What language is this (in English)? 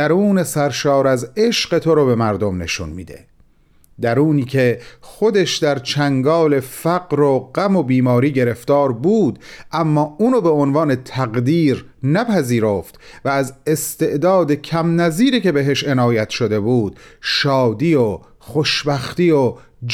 Persian